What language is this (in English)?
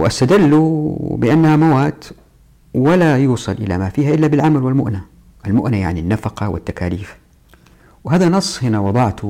Arabic